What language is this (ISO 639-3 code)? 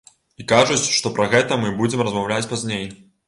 bel